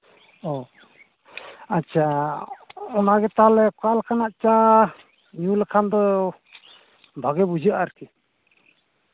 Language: Santali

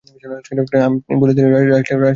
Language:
Bangla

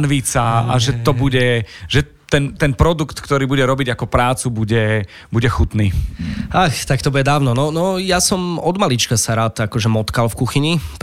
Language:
Slovak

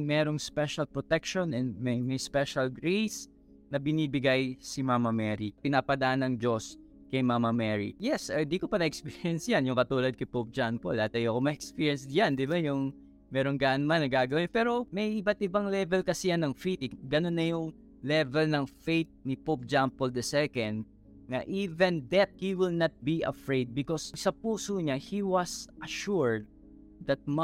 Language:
Filipino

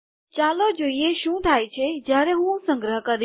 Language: Gujarati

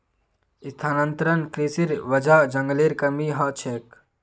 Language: Magahi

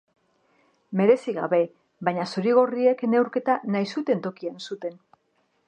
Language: Basque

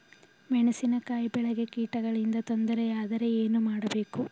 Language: Kannada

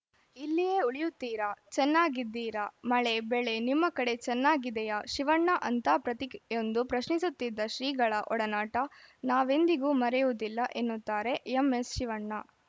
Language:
Kannada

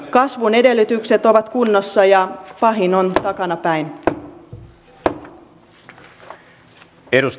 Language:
Finnish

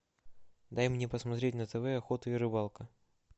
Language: Russian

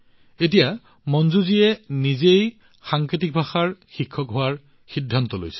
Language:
Assamese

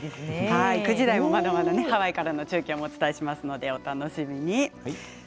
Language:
Japanese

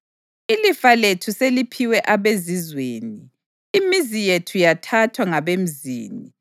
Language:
North Ndebele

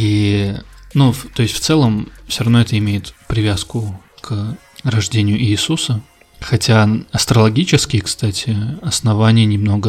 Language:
Russian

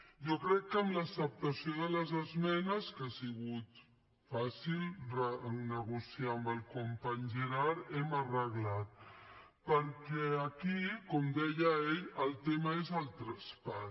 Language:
Catalan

